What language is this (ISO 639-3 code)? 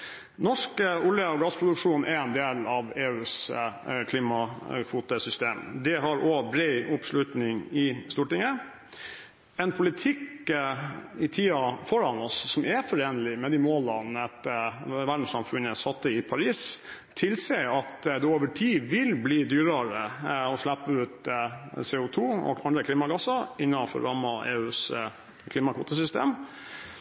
nob